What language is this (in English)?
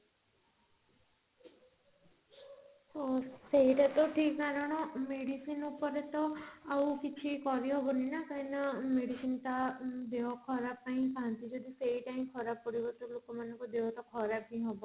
Odia